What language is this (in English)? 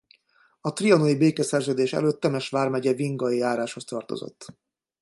Hungarian